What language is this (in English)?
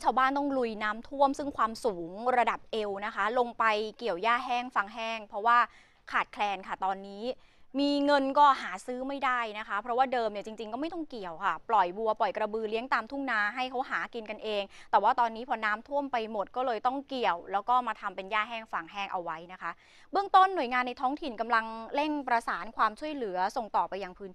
Thai